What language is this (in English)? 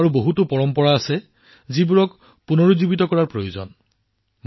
Assamese